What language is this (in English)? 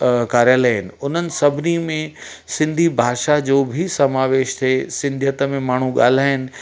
Sindhi